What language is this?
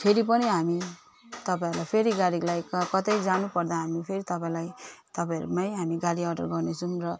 Nepali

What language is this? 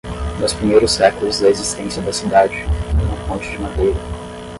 Portuguese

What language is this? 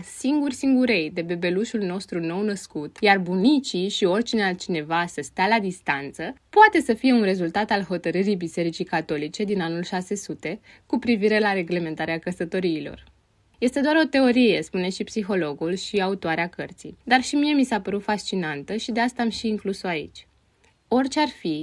Romanian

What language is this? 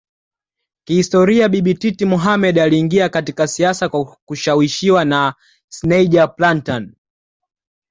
Swahili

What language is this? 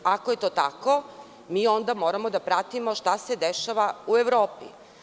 Serbian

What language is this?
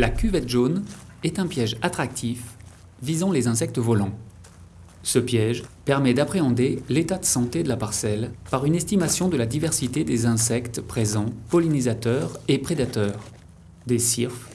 French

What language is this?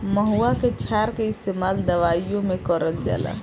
Bhojpuri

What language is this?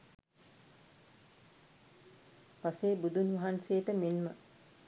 Sinhala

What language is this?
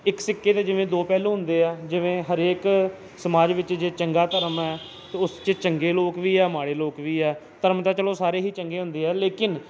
Punjabi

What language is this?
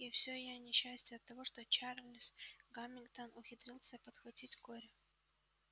Russian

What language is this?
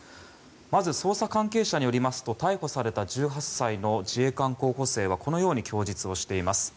Japanese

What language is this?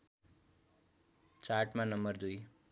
Nepali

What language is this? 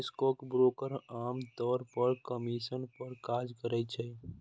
Maithili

